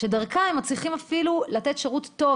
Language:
Hebrew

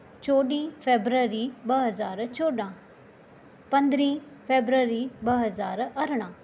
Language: Sindhi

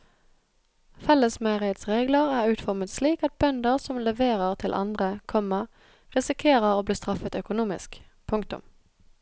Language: Norwegian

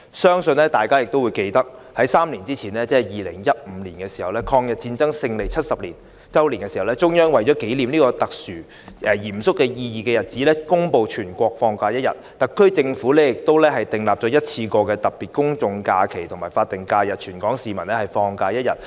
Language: Cantonese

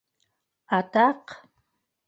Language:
Bashkir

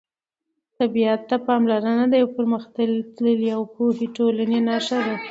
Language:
Pashto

